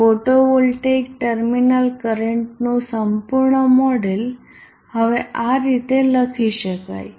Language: Gujarati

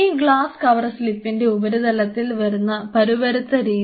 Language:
Malayalam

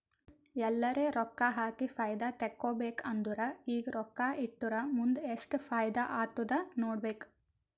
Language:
Kannada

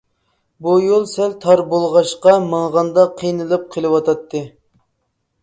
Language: Uyghur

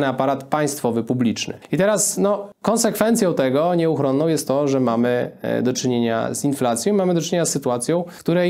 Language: Polish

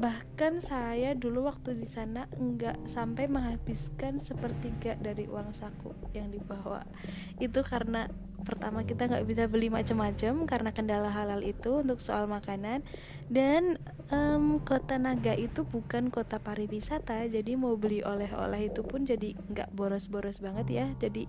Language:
Indonesian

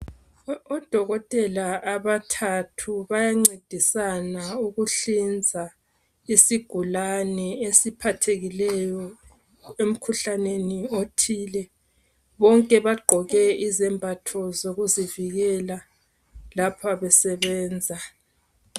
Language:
North Ndebele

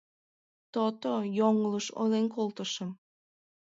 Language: Mari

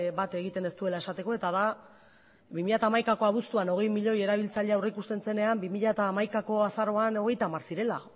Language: Basque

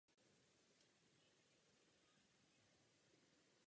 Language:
Czech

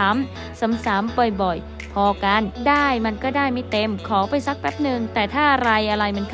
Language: Thai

